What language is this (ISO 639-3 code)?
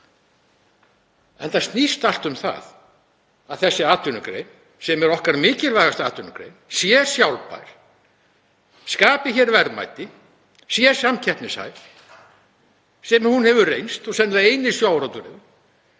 isl